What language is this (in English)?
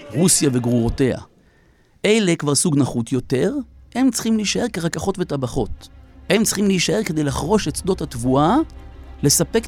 Hebrew